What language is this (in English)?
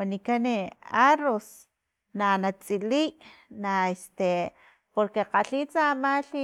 Filomena Mata-Coahuitlán Totonac